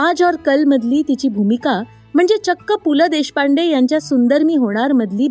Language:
Marathi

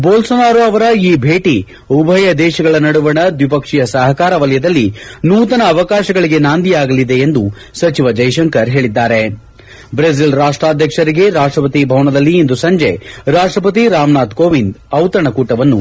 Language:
Kannada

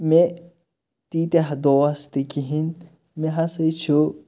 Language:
Kashmiri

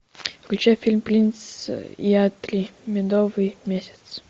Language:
Russian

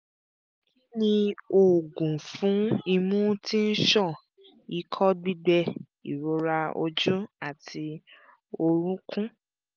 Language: Yoruba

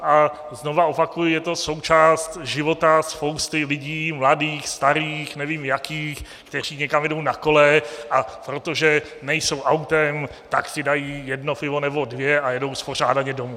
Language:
Czech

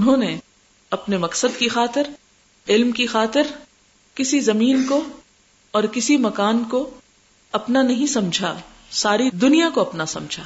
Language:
Urdu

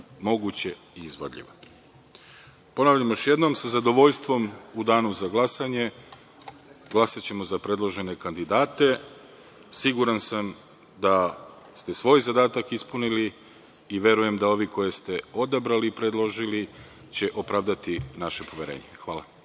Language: Serbian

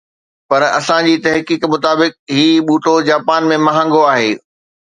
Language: Sindhi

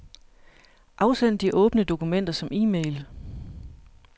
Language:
Danish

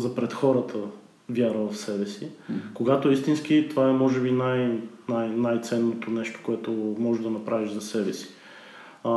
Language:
Bulgarian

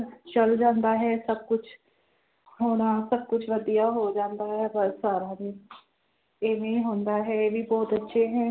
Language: Punjabi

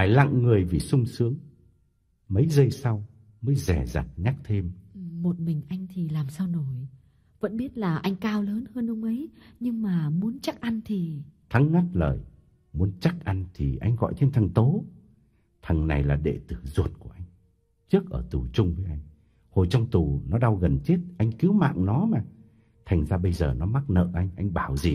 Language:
Vietnamese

